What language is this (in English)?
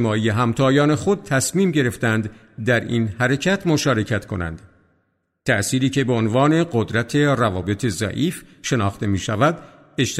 Persian